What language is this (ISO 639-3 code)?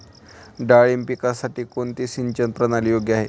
mar